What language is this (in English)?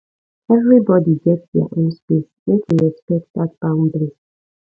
Nigerian Pidgin